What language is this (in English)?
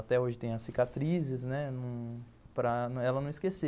Portuguese